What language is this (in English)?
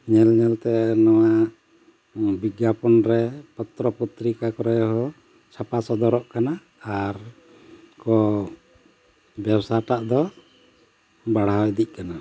Santali